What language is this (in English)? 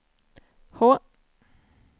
Swedish